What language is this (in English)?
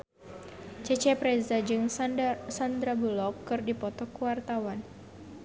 Sundanese